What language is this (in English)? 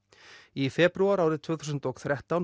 Icelandic